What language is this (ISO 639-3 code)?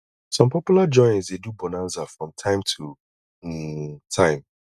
pcm